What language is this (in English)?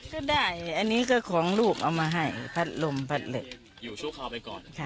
Thai